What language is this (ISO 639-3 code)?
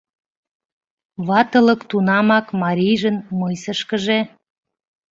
chm